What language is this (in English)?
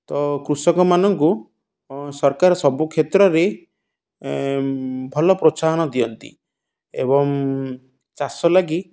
Odia